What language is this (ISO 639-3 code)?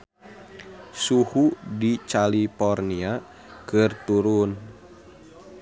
sun